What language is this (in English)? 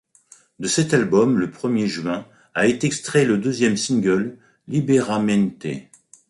French